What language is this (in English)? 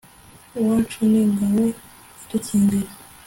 Kinyarwanda